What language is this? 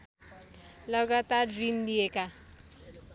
Nepali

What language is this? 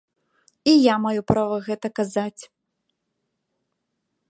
Belarusian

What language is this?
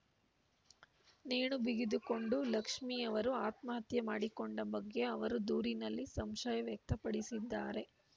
Kannada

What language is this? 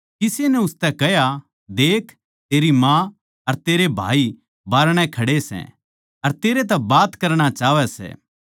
Haryanvi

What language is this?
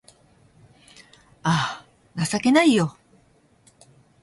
Japanese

